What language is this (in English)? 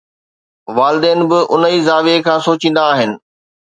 Sindhi